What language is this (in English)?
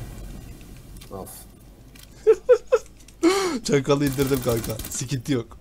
Turkish